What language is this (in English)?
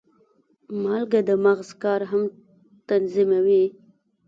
Pashto